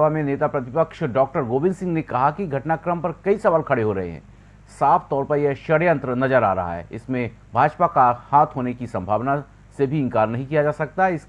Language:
Hindi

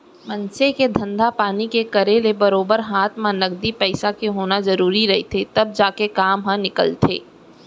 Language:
Chhattisgarhi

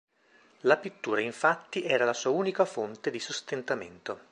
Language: Italian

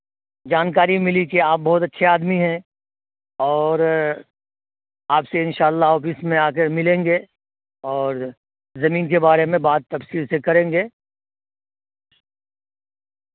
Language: Urdu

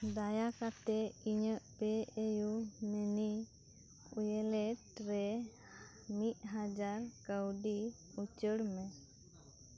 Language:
Santali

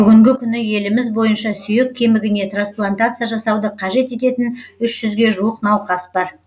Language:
Kazakh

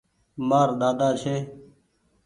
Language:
Goaria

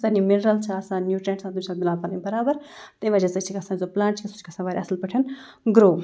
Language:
Kashmiri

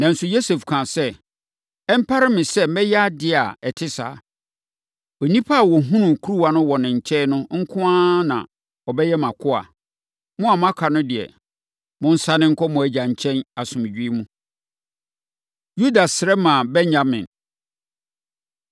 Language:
Akan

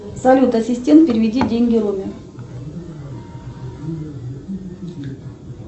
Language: Russian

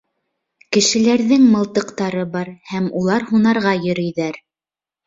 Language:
Bashkir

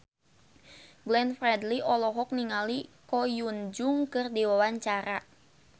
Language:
Sundanese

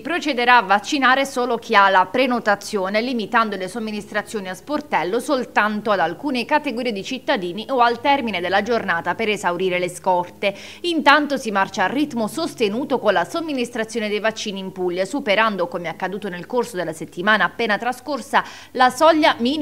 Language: Italian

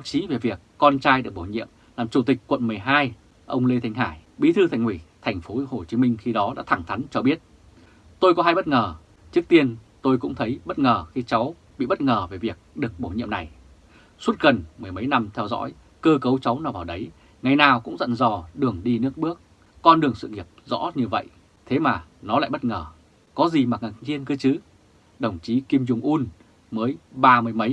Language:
Vietnamese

